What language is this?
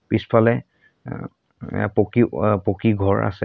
Assamese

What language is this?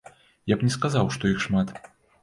Belarusian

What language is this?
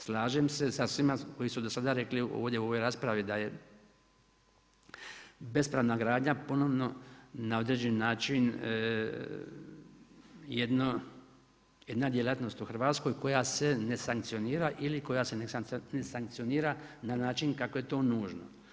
Croatian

